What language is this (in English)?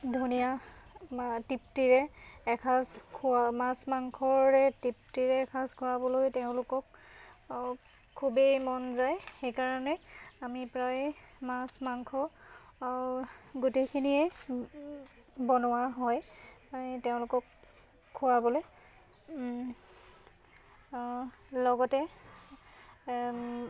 Assamese